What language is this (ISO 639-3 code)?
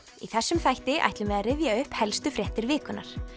isl